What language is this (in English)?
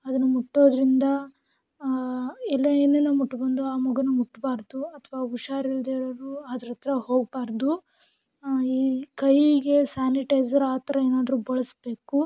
Kannada